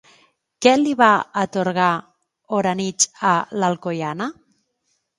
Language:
Catalan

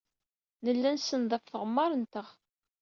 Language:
Kabyle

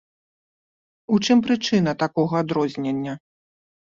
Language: Belarusian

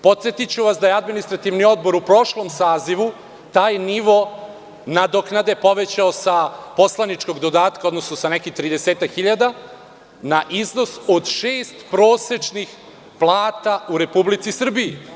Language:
Serbian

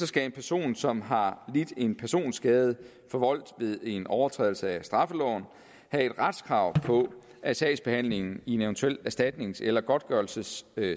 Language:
Danish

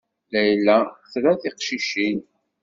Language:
Kabyle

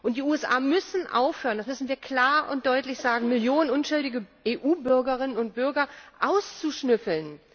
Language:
German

